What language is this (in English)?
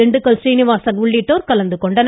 Tamil